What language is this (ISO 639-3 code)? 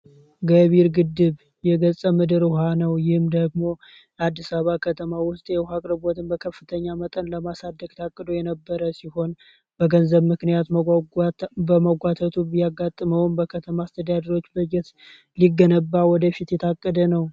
amh